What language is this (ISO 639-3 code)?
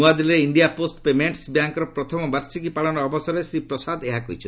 ori